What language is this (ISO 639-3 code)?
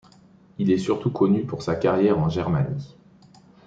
fra